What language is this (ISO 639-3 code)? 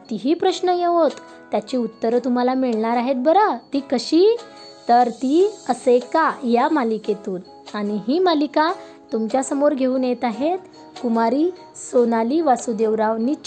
mar